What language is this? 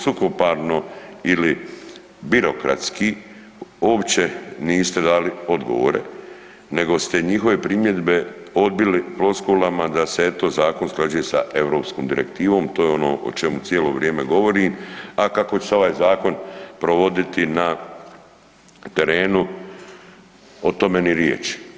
Croatian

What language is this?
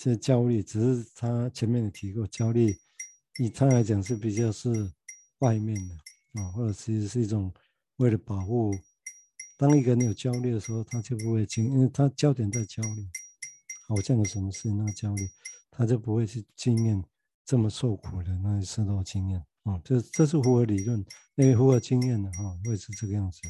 Chinese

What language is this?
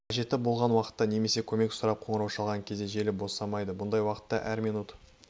Kazakh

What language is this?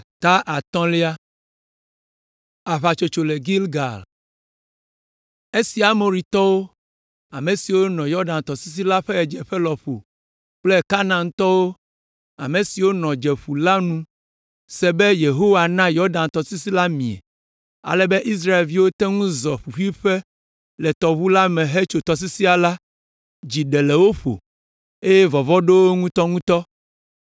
Ewe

